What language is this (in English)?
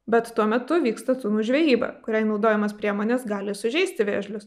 Lithuanian